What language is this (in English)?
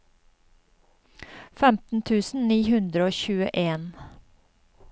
Norwegian